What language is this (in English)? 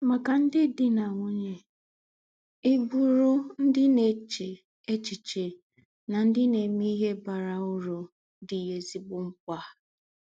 Igbo